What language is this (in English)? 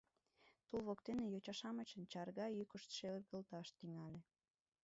Mari